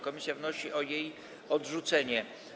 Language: Polish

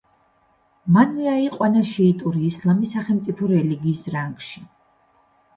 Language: Georgian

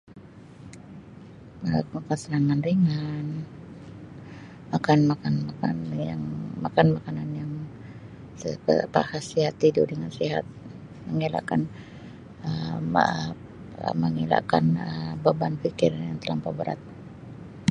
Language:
Sabah Malay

